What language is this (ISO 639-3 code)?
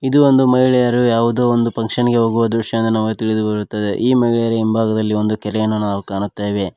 kan